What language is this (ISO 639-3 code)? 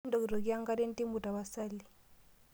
mas